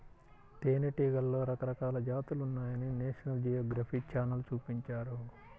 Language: Telugu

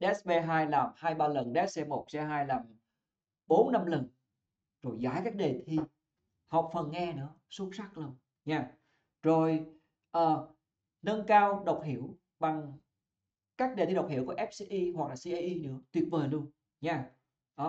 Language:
Vietnamese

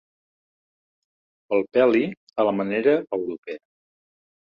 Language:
Catalan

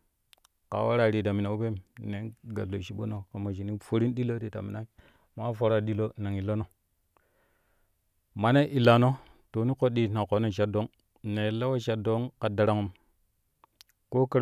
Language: Kushi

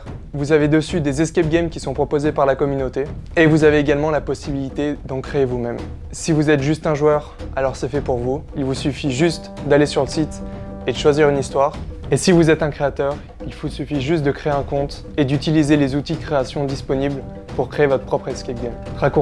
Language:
French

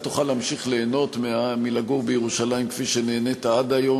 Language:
Hebrew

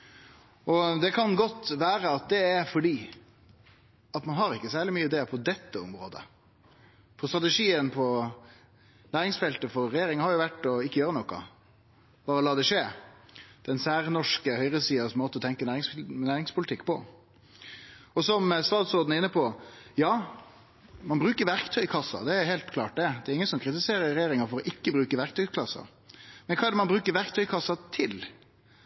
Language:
Norwegian Nynorsk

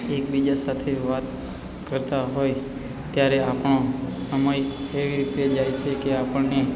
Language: Gujarati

